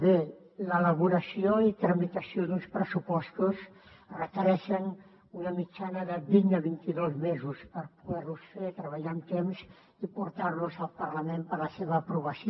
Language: Catalan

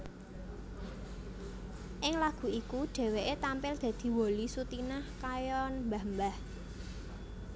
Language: Javanese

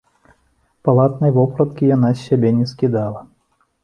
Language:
Belarusian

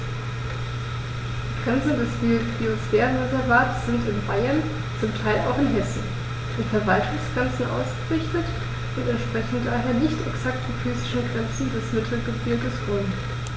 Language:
German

